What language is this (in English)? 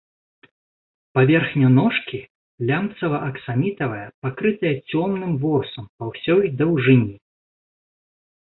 Belarusian